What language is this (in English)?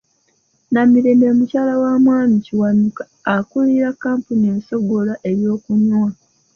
Ganda